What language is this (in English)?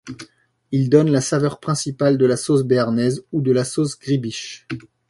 French